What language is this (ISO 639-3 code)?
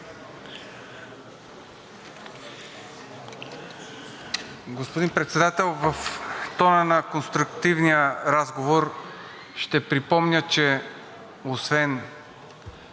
bul